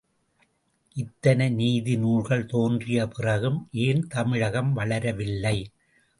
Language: Tamil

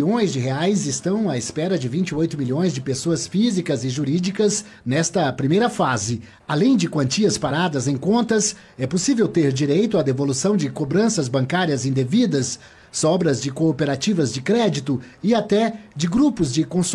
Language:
Portuguese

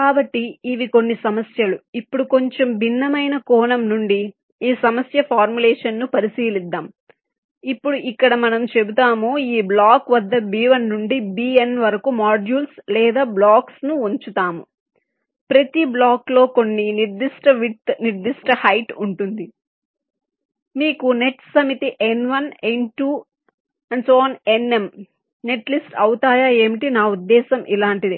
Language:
Telugu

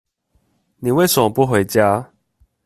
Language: Chinese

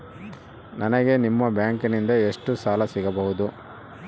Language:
Kannada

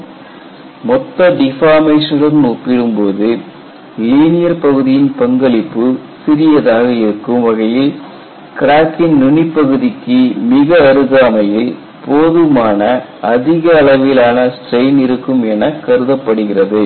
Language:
Tamil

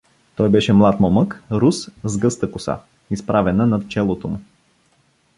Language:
Bulgarian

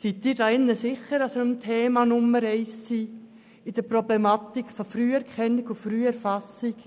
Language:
Swiss German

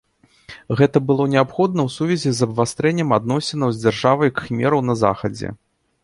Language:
Belarusian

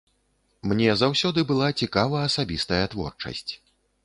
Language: Belarusian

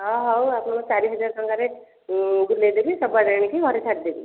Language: Odia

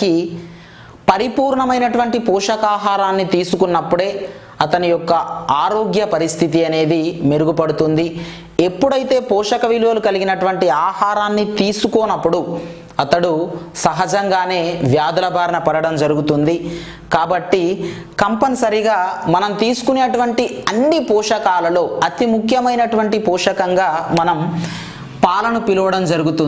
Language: Telugu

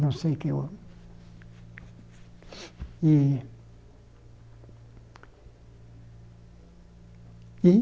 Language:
Portuguese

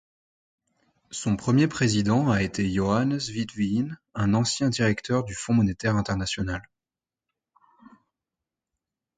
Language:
French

